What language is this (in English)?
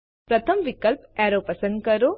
Gujarati